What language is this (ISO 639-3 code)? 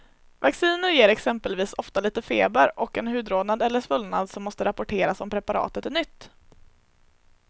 swe